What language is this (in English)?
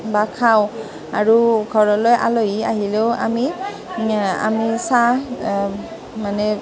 Assamese